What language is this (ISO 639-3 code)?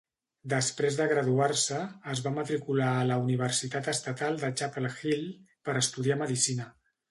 cat